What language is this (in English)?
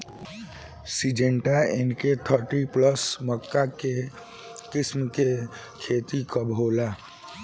Bhojpuri